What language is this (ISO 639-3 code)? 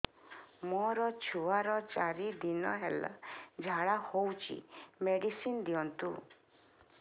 ori